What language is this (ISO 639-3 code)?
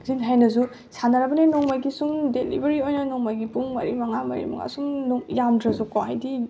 mni